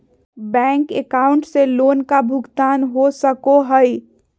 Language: Magahi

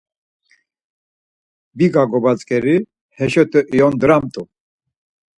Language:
Laz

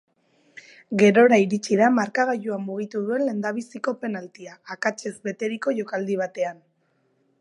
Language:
Basque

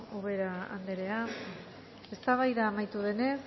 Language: Basque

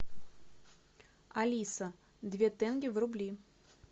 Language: Russian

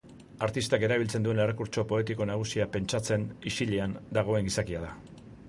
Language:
Basque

